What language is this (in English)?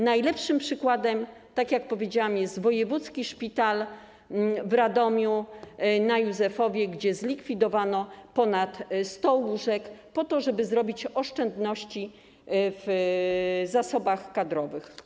Polish